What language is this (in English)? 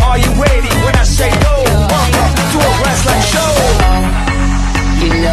English